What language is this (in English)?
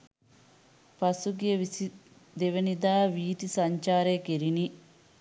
Sinhala